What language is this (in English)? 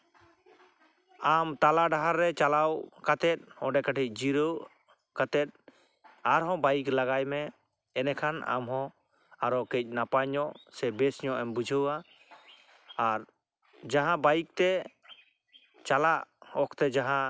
Santali